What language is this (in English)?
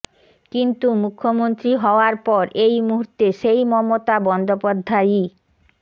Bangla